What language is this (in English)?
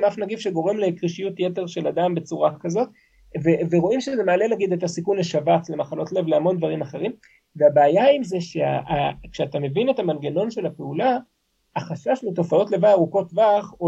Hebrew